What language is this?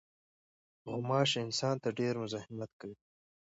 Pashto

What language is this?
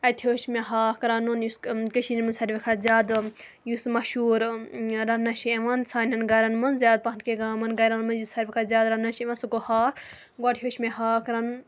Kashmiri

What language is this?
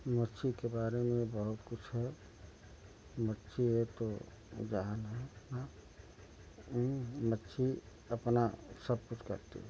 Hindi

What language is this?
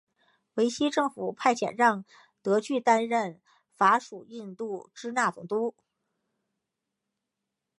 Chinese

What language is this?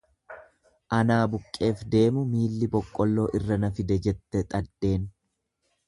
Oromo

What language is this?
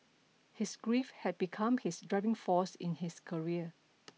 English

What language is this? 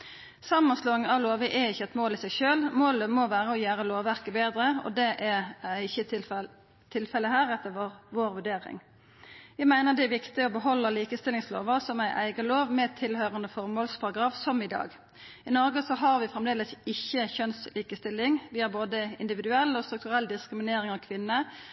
Norwegian Nynorsk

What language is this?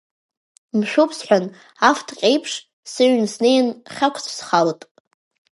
Abkhazian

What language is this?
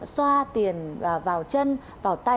Vietnamese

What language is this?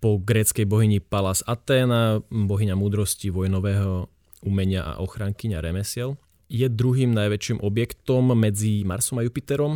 Slovak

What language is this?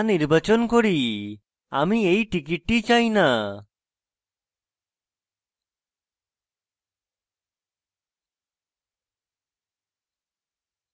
Bangla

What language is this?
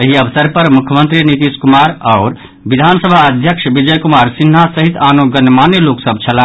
Maithili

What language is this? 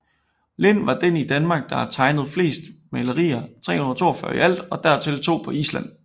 Danish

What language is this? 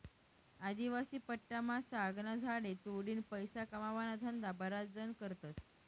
Marathi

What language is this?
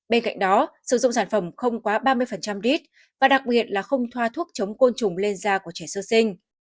Vietnamese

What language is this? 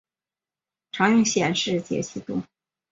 Chinese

